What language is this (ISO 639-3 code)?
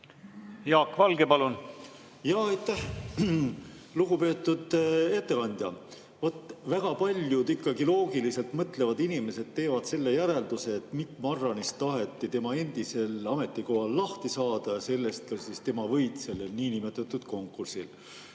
est